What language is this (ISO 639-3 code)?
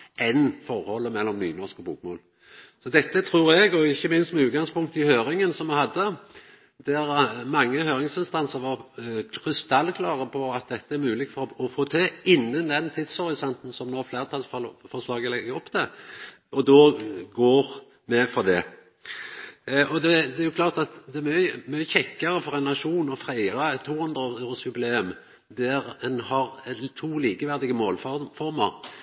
nno